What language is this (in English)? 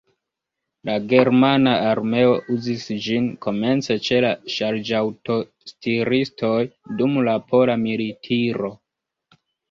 Esperanto